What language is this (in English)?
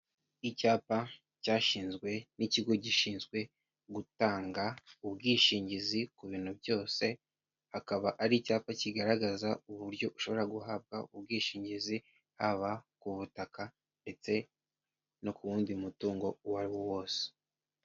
Kinyarwanda